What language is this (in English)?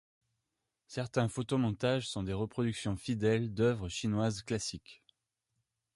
French